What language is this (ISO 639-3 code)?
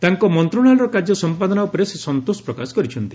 ori